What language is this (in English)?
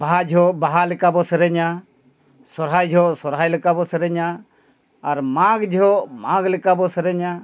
Santali